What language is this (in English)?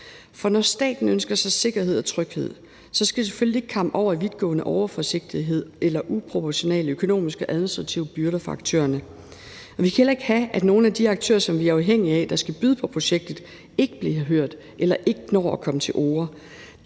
Danish